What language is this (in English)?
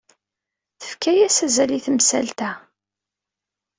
Kabyle